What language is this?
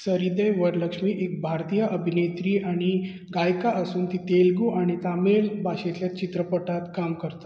Konkani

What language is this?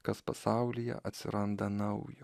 Lithuanian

